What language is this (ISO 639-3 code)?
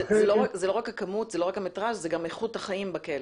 heb